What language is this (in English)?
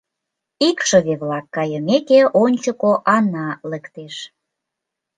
Mari